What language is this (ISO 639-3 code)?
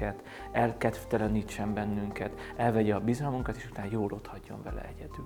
hun